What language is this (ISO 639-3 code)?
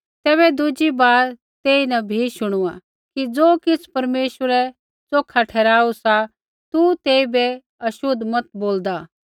kfx